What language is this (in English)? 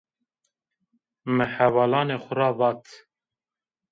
Zaza